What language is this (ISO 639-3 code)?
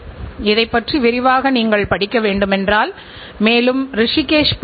tam